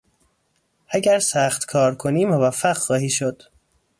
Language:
Persian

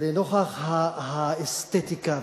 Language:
Hebrew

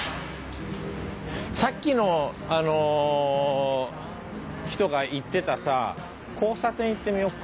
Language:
Japanese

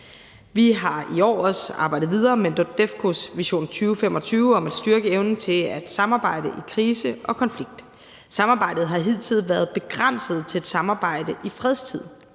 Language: Danish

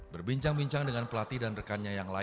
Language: Indonesian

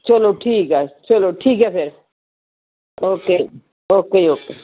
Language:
Punjabi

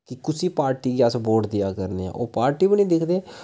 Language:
Dogri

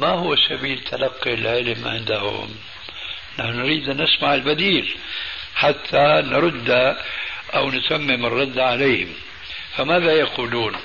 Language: Arabic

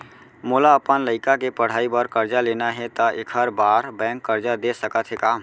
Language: Chhattisgarhi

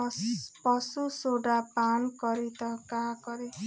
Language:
Bhojpuri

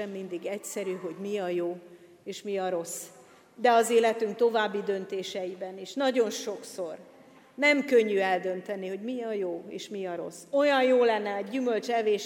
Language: Hungarian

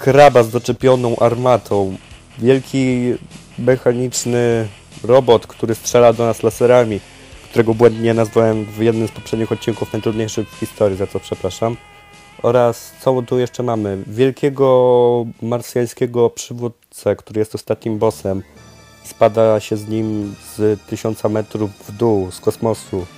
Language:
Polish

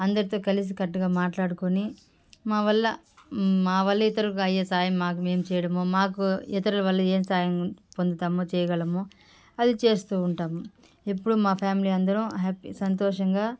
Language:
Telugu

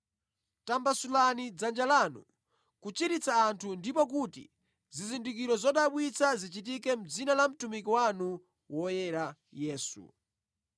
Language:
Nyanja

